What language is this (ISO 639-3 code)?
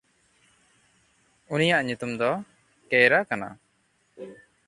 sat